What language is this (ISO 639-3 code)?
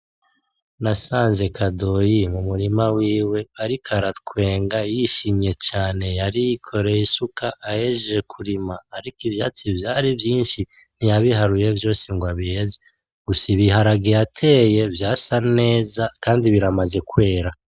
run